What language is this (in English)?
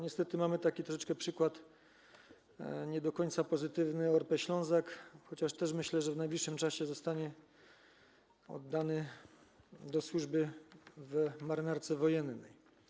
Polish